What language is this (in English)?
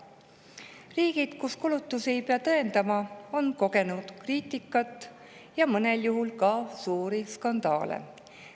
Estonian